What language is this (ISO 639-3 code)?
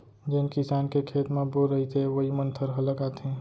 hne